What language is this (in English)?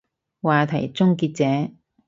Cantonese